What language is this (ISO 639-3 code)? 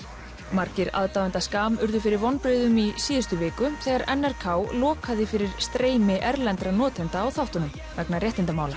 isl